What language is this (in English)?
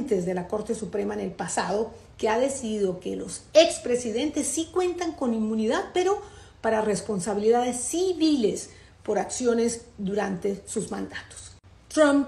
Spanish